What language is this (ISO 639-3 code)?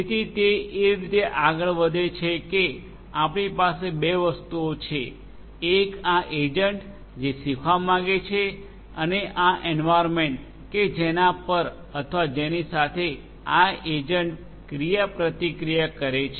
guj